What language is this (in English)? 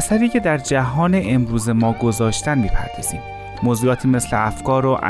Persian